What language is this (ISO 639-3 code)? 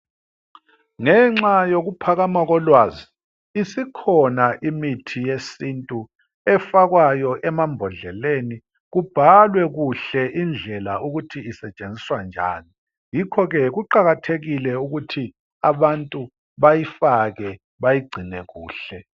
nde